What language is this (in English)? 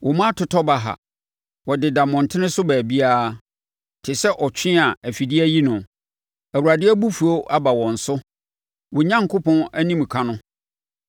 Akan